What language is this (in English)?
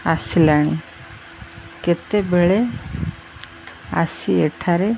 Odia